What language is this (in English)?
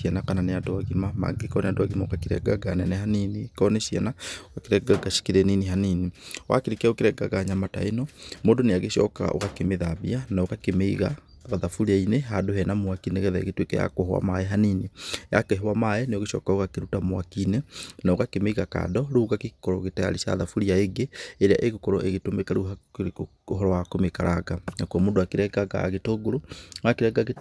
Kikuyu